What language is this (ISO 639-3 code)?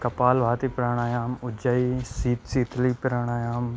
san